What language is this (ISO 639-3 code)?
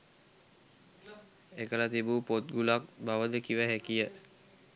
sin